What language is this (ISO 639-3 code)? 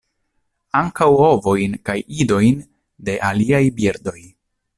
epo